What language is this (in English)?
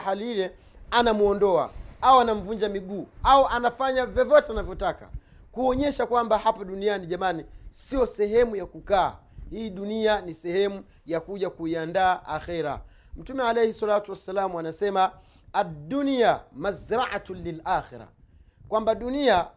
Swahili